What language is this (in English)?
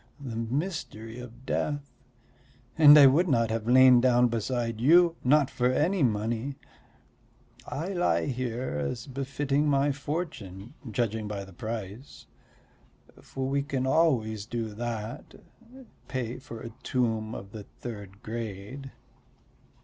English